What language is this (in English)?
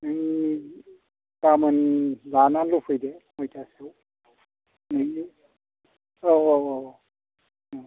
Bodo